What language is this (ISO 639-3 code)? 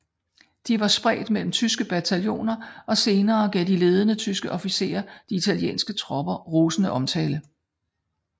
dan